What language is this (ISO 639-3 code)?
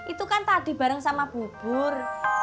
ind